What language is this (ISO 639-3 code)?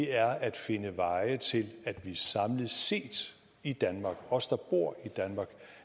dan